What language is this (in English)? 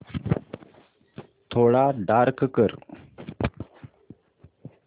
Marathi